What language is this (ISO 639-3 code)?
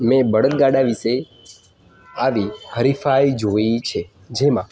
guj